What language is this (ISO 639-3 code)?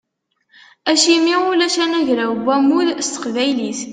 kab